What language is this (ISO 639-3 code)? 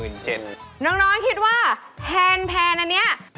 tha